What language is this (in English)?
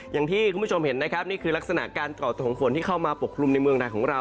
Thai